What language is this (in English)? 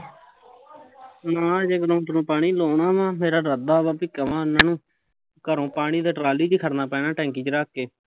Punjabi